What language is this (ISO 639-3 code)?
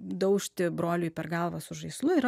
lit